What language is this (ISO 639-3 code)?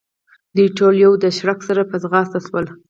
pus